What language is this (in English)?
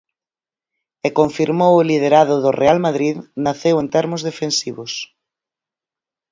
Galician